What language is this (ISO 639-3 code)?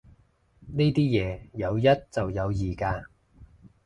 yue